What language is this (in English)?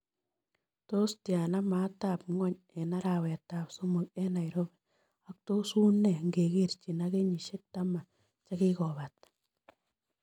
Kalenjin